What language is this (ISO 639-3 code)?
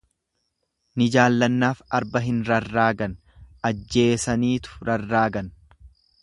orm